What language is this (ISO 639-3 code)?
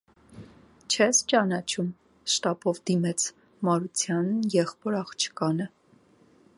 hye